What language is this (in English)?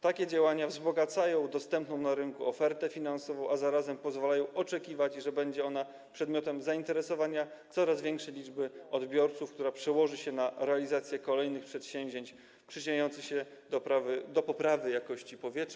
Polish